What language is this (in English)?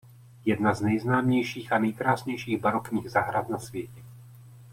Czech